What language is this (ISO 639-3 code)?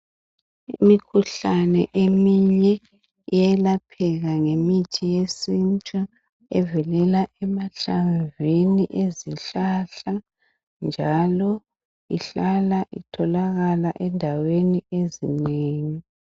nde